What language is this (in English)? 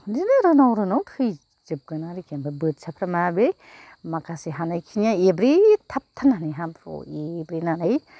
Bodo